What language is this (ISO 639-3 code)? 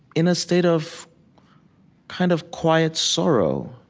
eng